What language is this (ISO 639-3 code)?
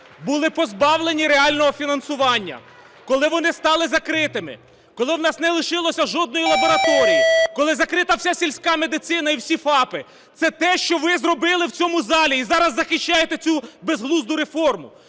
ukr